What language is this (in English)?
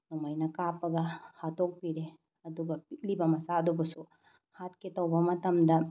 Manipuri